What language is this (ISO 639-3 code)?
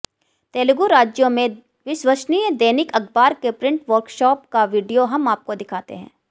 hin